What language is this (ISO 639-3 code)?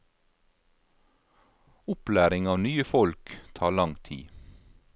nor